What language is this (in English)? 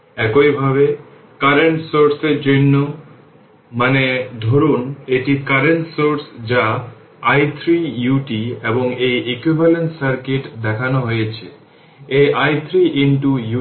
Bangla